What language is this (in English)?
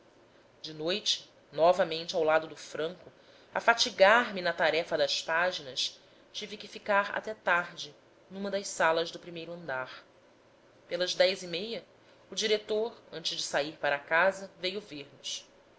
Portuguese